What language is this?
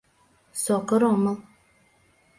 Mari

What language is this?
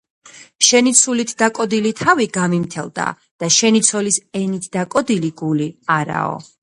Georgian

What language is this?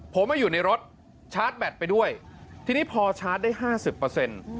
Thai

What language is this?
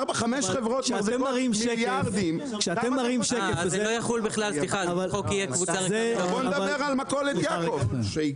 Hebrew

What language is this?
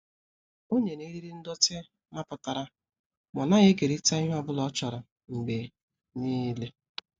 Igbo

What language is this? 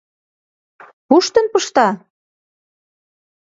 Mari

